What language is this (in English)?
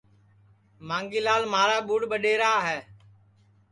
Sansi